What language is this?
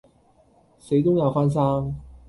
Cantonese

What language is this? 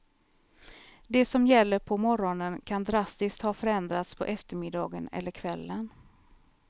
Swedish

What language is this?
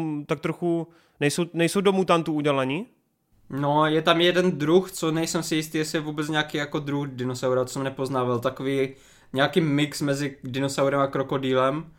Czech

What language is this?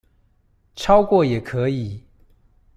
Chinese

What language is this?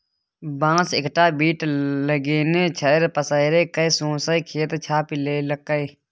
Maithili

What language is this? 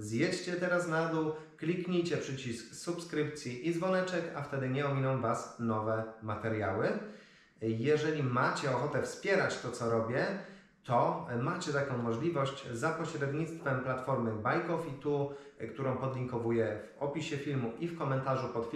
Polish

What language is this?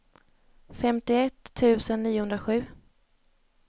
Swedish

